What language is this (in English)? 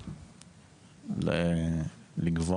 Hebrew